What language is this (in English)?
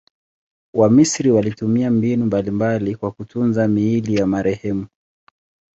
Swahili